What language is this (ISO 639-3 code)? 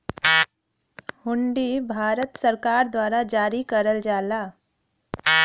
bho